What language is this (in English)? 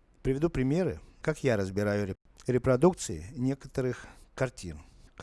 Russian